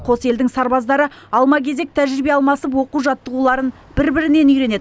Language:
Kazakh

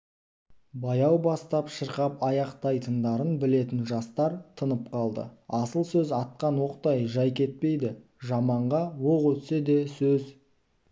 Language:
Kazakh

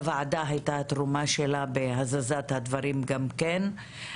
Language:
Hebrew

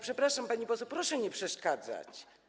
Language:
Polish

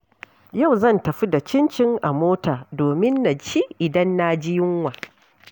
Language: Hausa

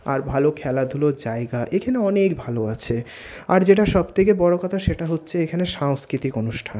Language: Bangla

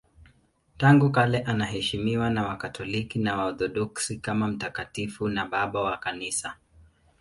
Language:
Swahili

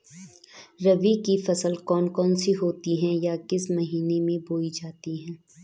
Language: Hindi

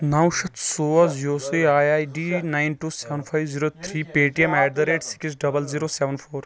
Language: Kashmiri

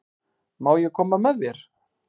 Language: Icelandic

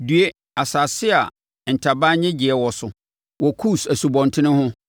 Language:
Akan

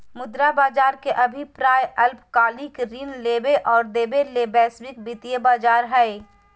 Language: Magahi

